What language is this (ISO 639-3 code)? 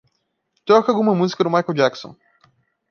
por